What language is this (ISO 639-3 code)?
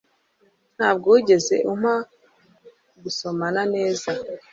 kin